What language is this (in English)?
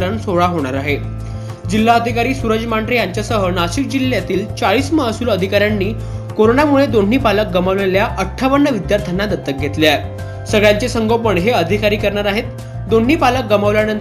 Romanian